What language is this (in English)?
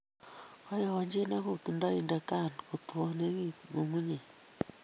Kalenjin